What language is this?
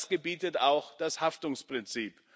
German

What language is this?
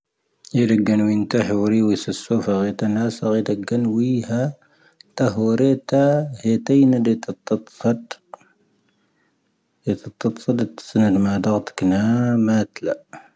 Tahaggart Tamahaq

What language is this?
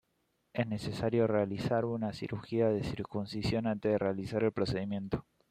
Spanish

